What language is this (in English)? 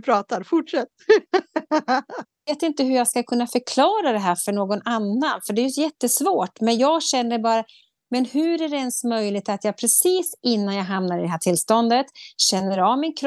Swedish